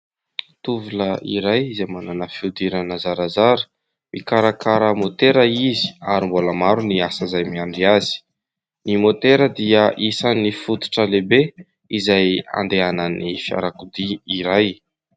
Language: Malagasy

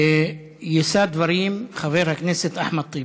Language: Hebrew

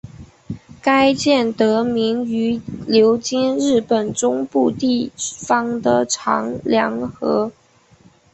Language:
Chinese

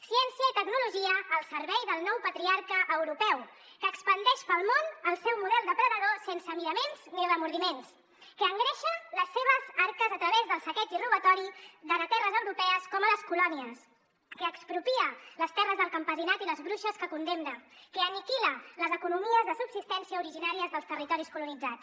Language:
Catalan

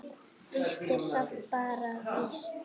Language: Icelandic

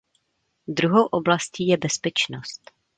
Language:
Czech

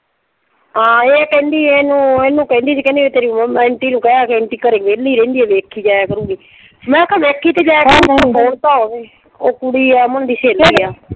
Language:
Punjabi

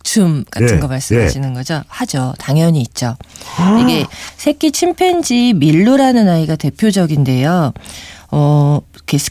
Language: Korean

